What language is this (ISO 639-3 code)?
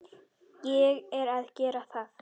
isl